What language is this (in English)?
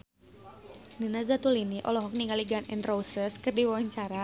Sundanese